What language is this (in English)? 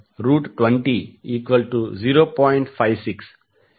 Telugu